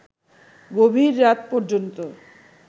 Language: Bangla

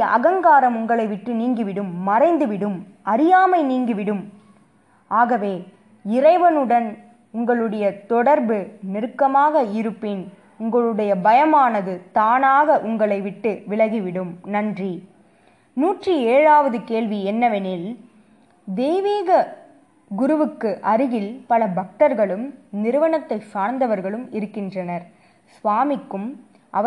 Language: Tamil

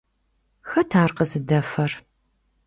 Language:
Kabardian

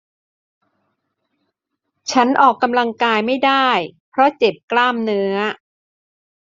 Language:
Thai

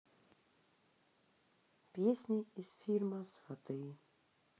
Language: Russian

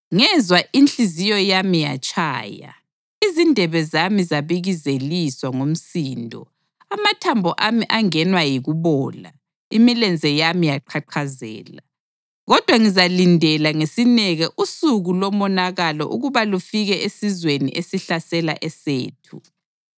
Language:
North Ndebele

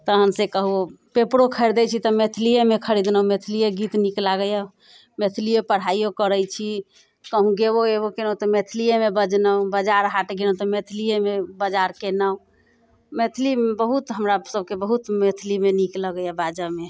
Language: Maithili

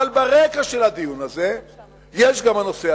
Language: Hebrew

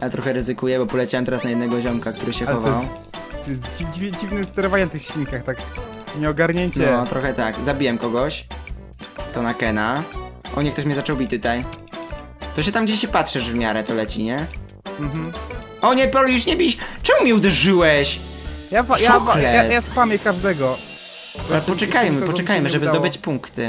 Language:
Polish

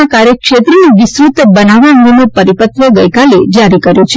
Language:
Gujarati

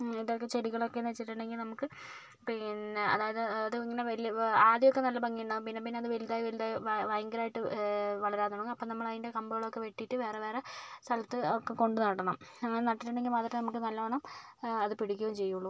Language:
Malayalam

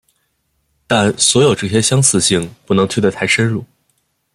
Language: Chinese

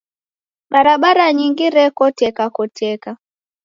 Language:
Taita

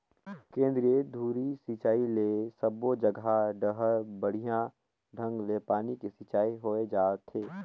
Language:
Chhattisgarhi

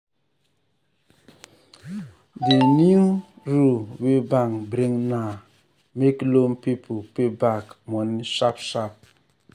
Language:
Nigerian Pidgin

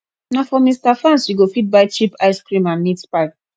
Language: Nigerian Pidgin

